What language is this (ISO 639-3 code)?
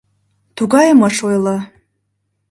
chm